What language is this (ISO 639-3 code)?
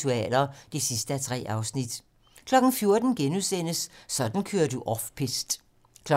dan